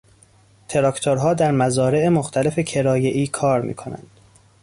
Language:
Persian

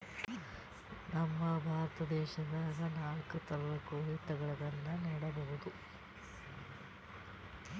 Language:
Kannada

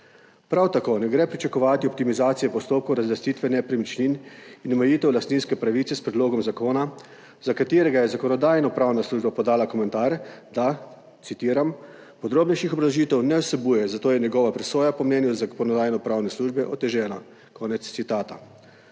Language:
Slovenian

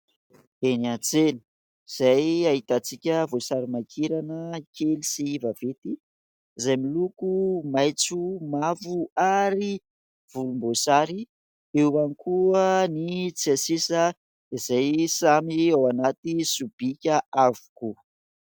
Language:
Malagasy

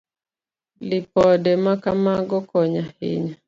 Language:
Luo (Kenya and Tanzania)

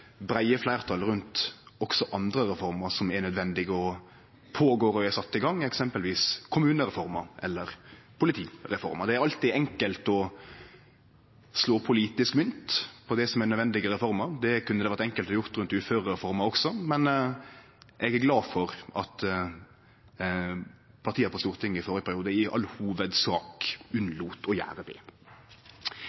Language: Norwegian Nynorsk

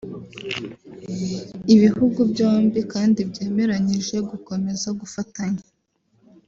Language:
Kinyarwanda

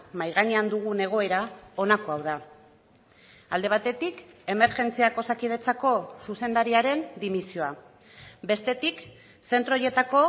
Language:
Basque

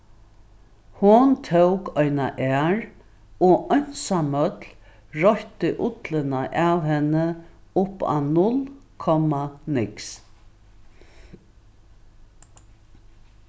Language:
Faroese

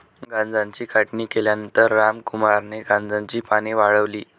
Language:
Marathi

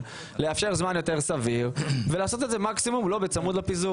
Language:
Hebrew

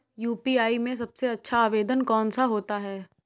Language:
Hindi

